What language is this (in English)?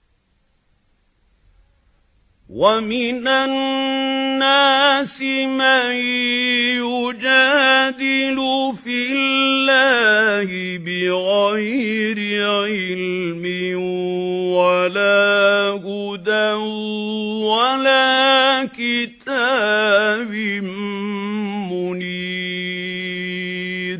Arabic